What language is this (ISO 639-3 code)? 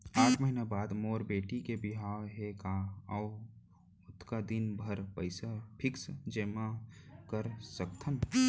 hne